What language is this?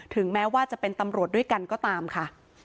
Thai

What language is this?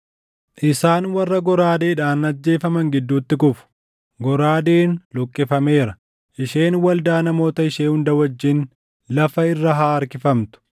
Oromo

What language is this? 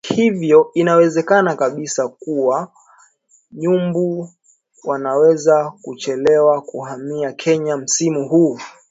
Swahili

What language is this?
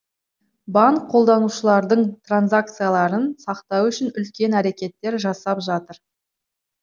Kazakh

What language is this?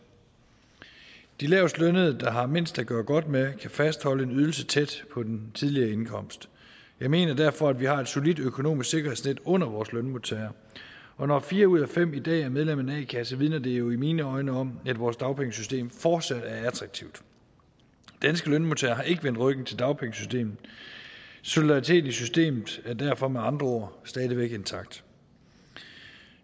Danish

